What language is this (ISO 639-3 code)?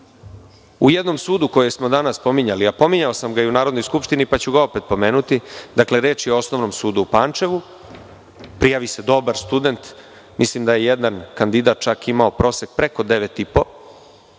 srp